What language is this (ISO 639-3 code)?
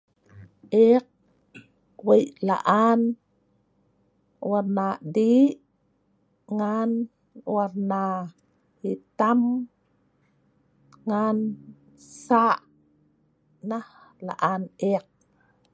snv